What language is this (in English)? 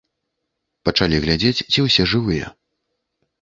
Belarusian